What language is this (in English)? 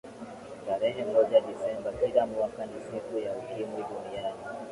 Swahili